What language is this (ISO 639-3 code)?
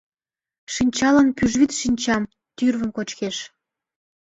chm